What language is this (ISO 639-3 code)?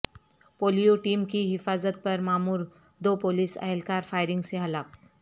urd